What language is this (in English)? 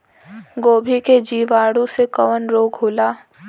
Bhojpuri